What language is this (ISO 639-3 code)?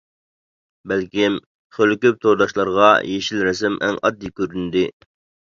uig